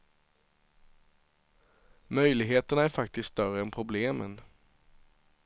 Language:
Swedish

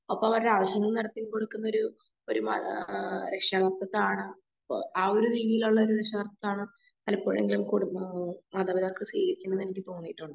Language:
Malayalam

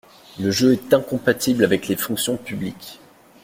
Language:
French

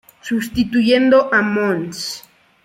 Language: Spanish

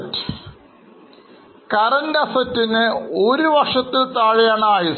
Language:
Malayalam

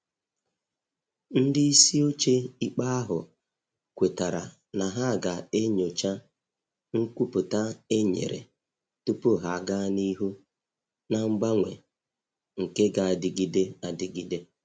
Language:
Igbo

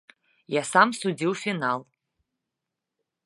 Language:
Belarusian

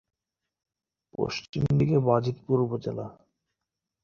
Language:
Bangla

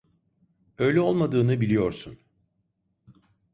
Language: Turkish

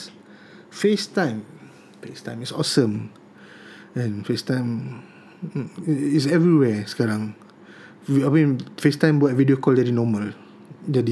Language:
Malay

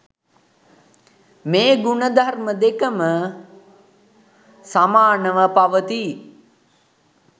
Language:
Sinhala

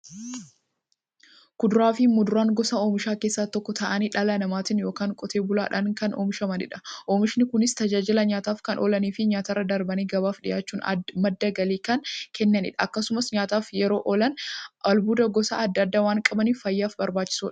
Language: Oromo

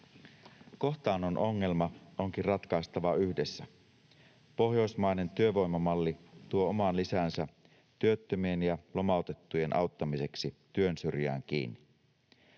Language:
Finnish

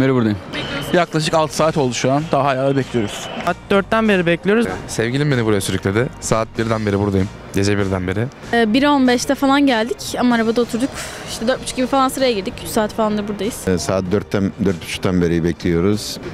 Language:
Turkish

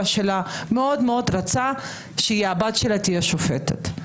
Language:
Hebrew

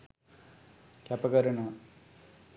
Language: Sinhala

